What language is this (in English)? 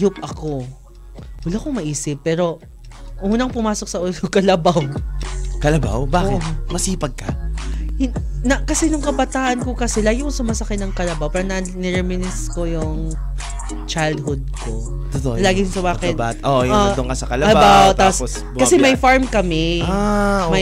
Filipino